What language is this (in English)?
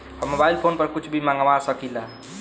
Bhojpuri